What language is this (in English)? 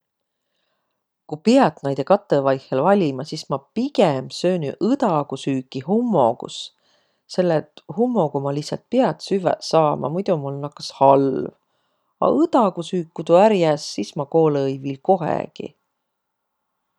Võro